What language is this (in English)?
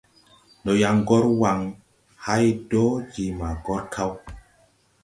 Tupuri